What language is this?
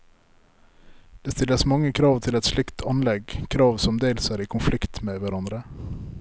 Norwegian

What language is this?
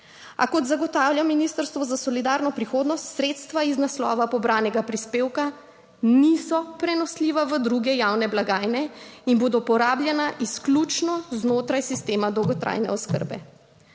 Slovenian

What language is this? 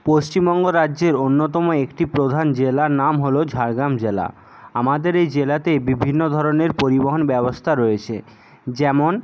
Bangla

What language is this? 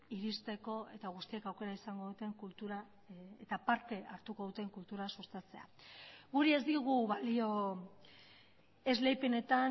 Basque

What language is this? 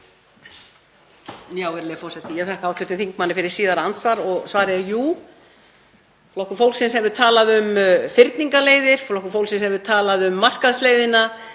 Icelandic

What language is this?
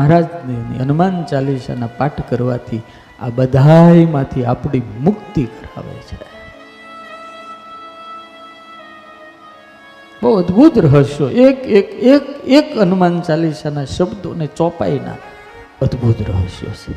Gujarati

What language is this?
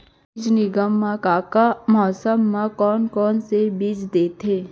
Chhattisgarhi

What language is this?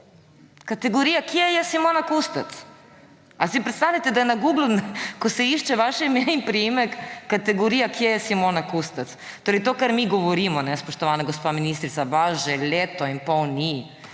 Slovenian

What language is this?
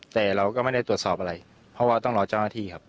Thai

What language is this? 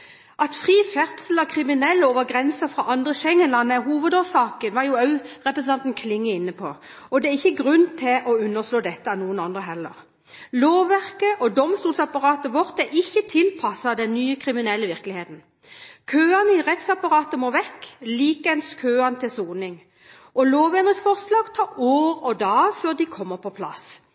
Norwegian Bokmål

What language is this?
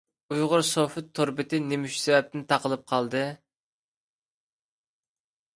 Uyghur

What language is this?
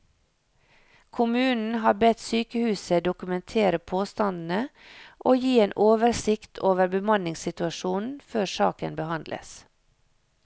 Norwegian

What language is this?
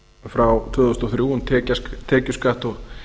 Icelandic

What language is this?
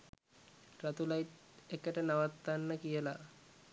Sinhala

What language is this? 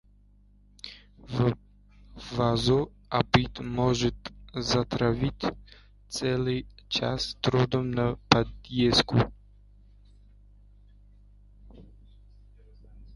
Russian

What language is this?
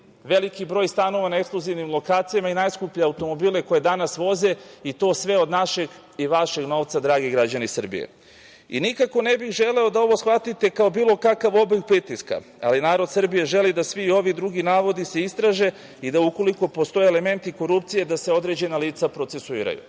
Serbian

